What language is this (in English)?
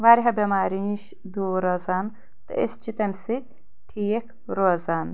Kashmiri